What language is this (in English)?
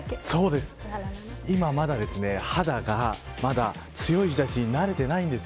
Japanese